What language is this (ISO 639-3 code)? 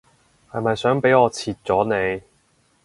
yue